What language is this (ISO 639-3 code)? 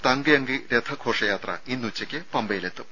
mal